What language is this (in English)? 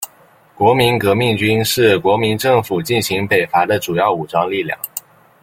Chinese